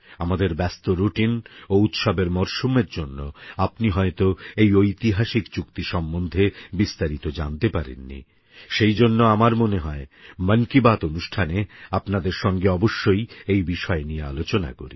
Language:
Bangla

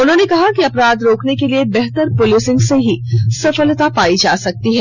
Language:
Hindi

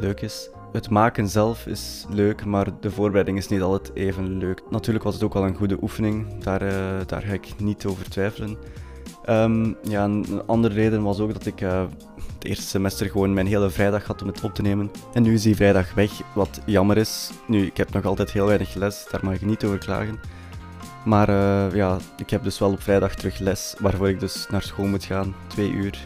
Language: Dutch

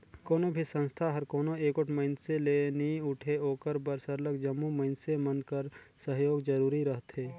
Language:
Chhattisgarhi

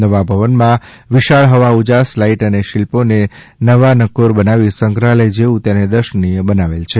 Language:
Gujarati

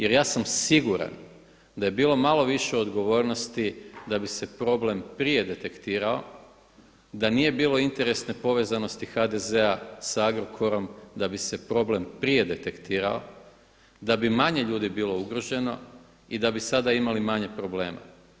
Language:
Croatian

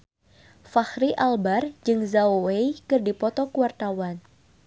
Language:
Sundanese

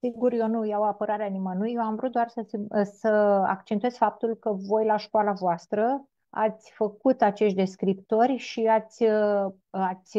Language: Romanian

